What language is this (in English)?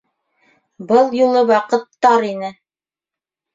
Bashkir